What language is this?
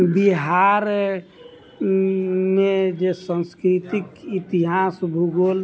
Maithili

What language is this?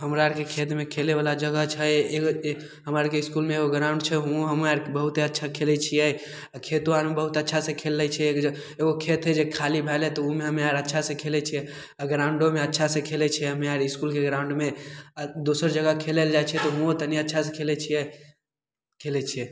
Maithili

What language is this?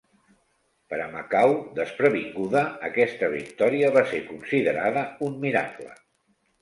Catalan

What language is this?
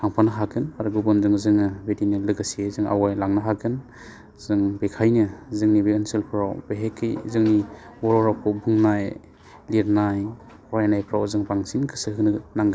Bodo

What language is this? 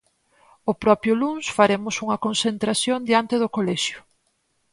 Galician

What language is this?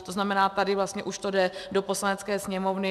Czech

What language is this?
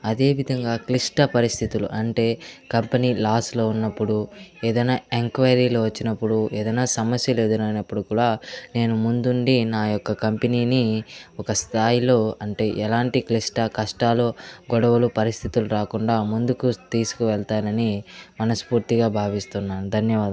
Telugu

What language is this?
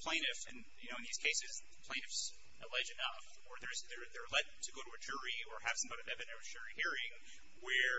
English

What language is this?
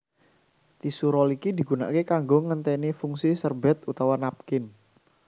Javanese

